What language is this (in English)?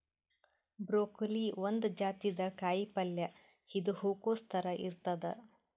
Kannada